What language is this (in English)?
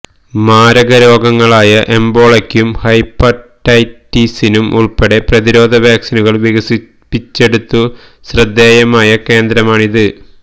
Malayalam